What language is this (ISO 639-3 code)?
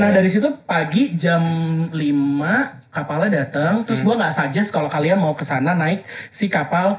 ind